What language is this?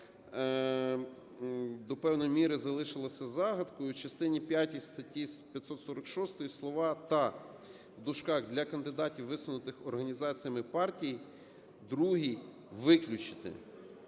Ukrainian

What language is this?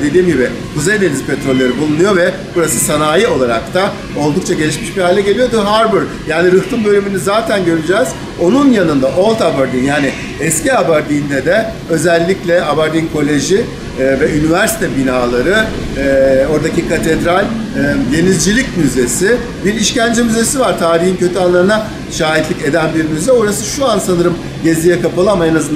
Turkish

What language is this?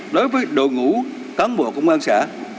Vietnamese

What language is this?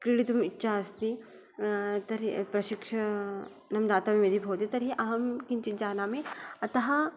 Sanskrit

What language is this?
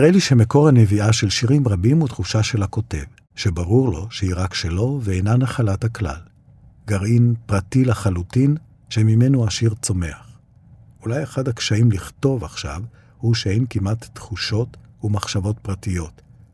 Hebrew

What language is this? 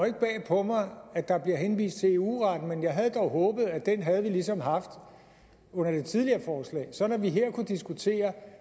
Danish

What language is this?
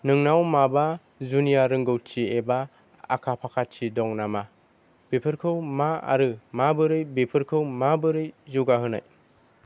Bodo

